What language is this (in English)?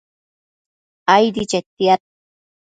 Matsés